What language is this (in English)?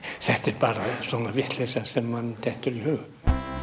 Icelandic